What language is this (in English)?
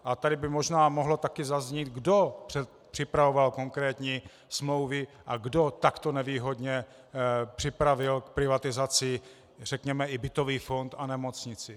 Czech